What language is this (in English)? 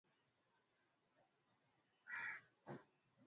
Swahili